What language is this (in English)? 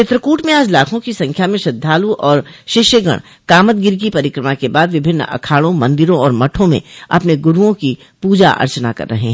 Hindi